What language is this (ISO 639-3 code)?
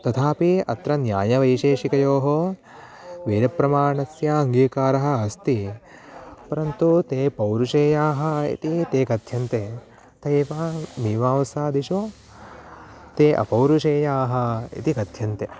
san